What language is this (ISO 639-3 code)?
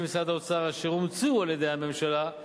heb